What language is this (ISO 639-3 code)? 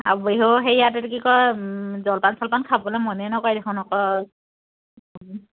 asm